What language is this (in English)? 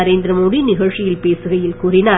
Tamil